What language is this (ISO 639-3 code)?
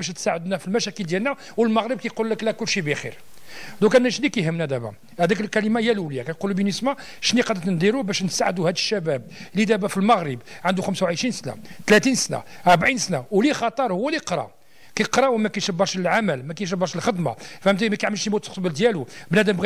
ara